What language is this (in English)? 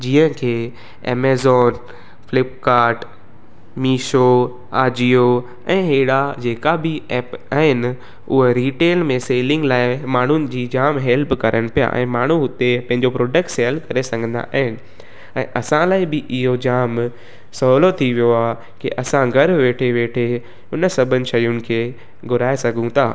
Sindhi